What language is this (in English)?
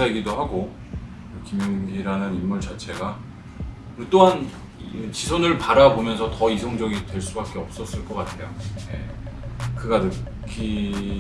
Korean